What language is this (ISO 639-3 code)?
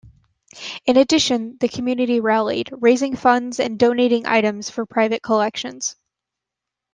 eng